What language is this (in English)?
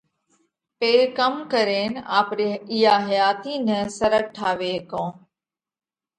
Parkari Koli